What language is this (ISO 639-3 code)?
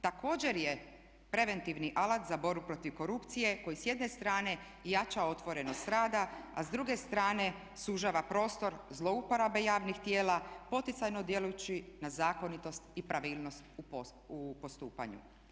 hrv